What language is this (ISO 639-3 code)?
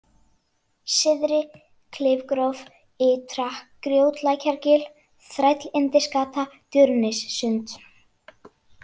isl